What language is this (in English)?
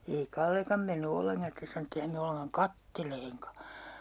Finnish